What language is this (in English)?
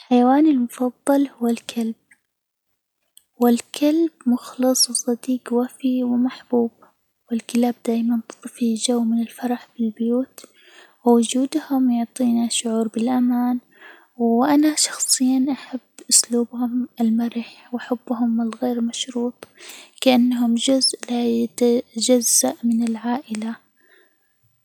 Hijazi Arabic